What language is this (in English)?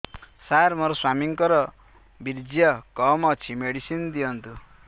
Odia